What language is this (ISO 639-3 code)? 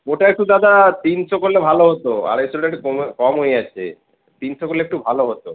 ben